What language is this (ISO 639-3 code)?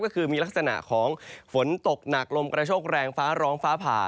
tha